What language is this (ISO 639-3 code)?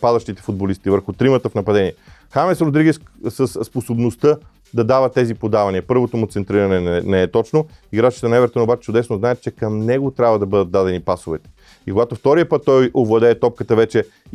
bul